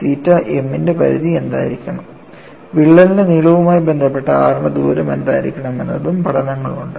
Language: Malayalam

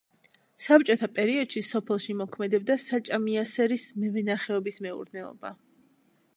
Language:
Georgian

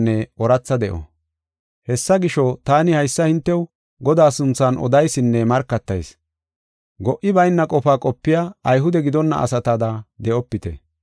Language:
Gofa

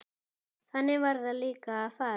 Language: Icelandic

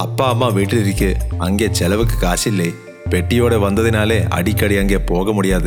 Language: Malayalam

